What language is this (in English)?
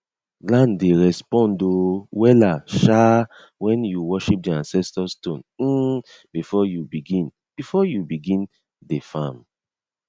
Nigerian Pidgin